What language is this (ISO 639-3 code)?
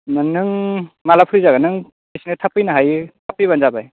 brx